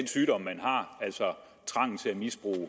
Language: Danish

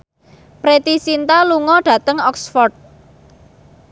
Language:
Javanese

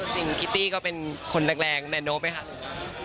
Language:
Thai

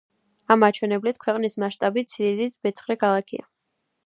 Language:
Georgian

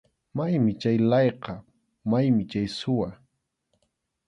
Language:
Arequipa-La Unión Quechua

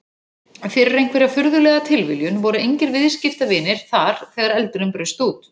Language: Icelandic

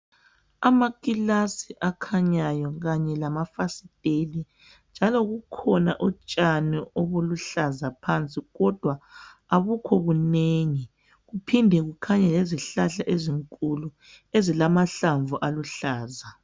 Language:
North Ndebele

